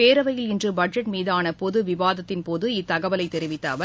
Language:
Tamil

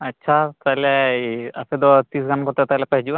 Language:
Santali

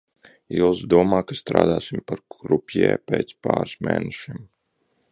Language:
Latvian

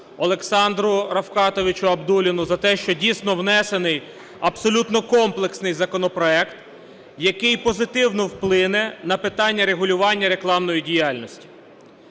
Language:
Ukrainian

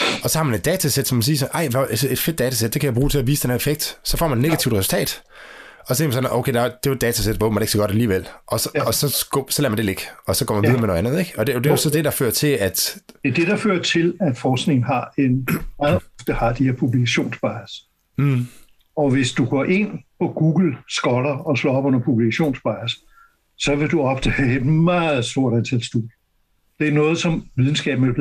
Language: Danish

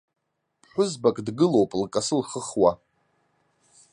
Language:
Abkhazian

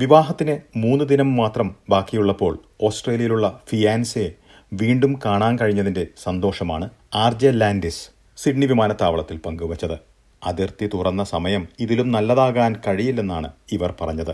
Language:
Malayalam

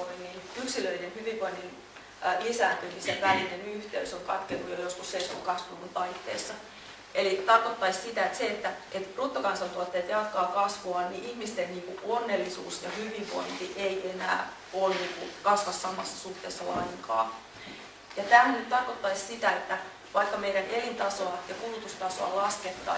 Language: Finnish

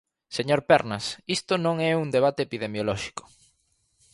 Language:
Galician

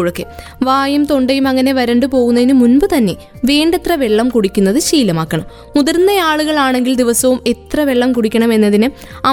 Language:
Malayalam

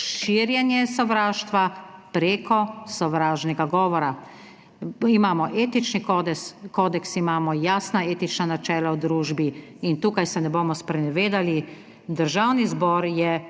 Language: Slovenian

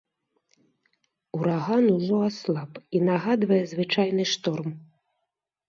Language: Belarusian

